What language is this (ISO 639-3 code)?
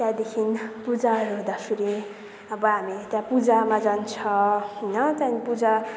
nep